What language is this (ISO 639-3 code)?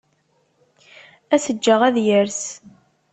kab